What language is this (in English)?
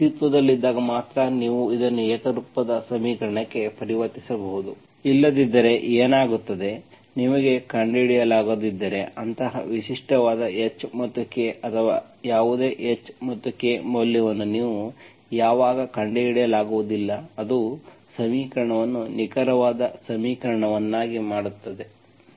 Kannada